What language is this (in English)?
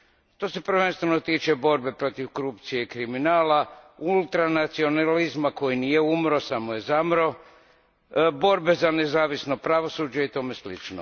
Croatian